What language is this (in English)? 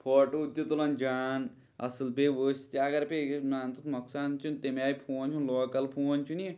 Kashmiri